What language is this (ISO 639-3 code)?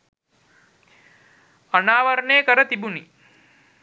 sin